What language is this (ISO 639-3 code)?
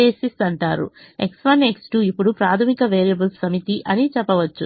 tel